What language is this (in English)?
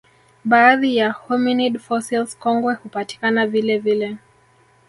Swahili